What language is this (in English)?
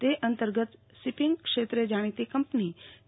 Gujarati